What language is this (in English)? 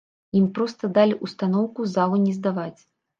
Belarusian